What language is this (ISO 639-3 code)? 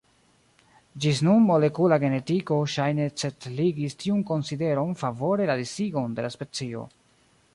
epo